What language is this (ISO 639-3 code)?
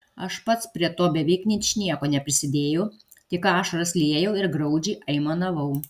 lit